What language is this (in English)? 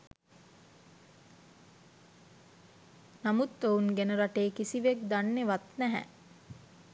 Sinhala